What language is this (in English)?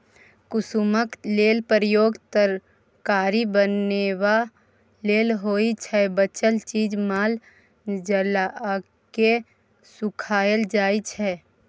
Maithili